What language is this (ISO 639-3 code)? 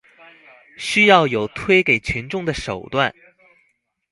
zho